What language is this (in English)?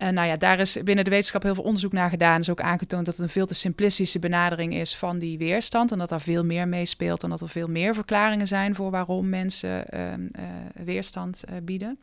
Dutch